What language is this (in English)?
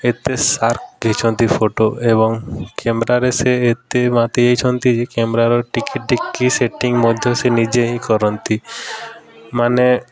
Odia